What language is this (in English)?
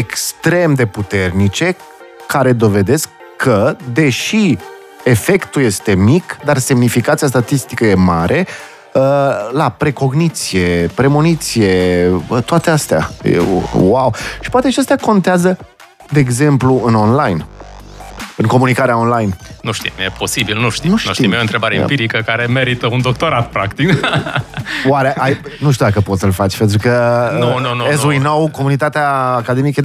Romanian